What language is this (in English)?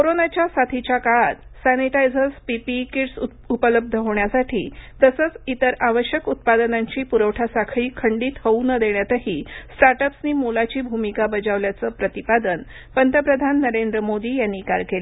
Marathi